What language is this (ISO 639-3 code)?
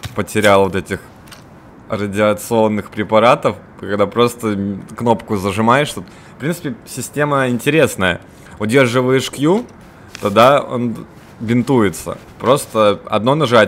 rus